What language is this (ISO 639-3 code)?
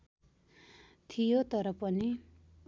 nep